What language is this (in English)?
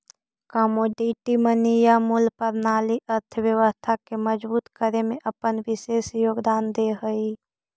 Magahi